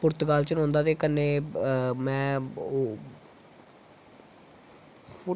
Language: Dogri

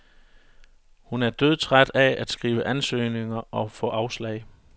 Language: Danish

